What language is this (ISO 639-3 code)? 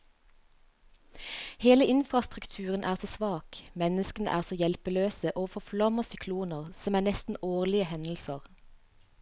nor